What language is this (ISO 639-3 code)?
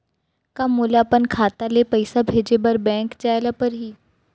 hne